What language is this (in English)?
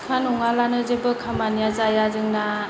Bodo